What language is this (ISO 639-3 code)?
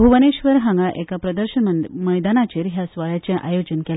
kok